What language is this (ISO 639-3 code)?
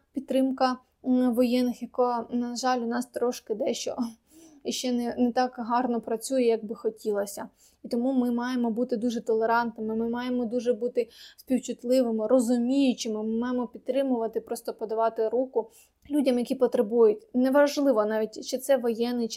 ukr